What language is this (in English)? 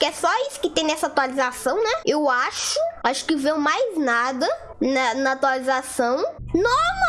Portuguese